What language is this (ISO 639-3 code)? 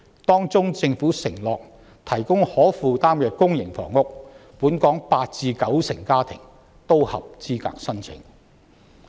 yue